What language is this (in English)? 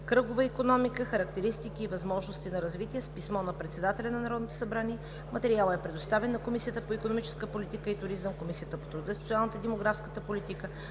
Bulgarian